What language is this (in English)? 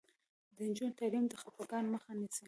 Pashto